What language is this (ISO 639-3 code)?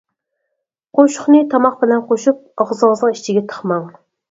uig